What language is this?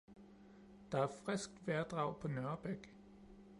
Danish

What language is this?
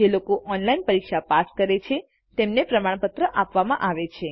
Gujarati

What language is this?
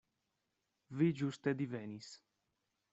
Esperanto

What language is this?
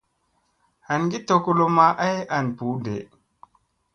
Musey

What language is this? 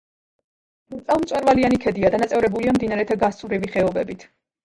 Georgian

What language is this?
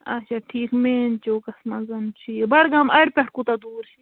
Kashmiri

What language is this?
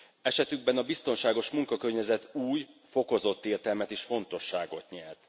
Hungarian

